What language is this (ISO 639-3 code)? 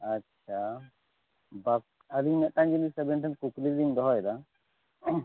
sat